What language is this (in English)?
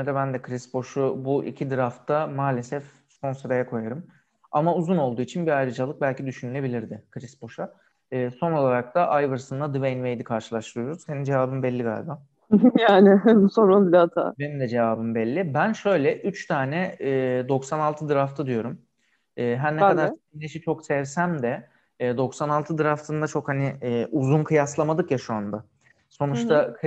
Turkish